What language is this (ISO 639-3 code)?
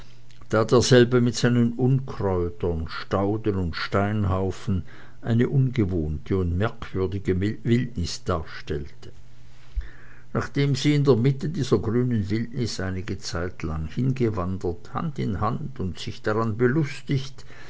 deu